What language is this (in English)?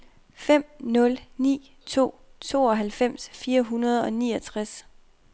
Danish